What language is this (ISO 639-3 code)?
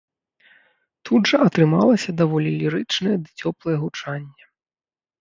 bel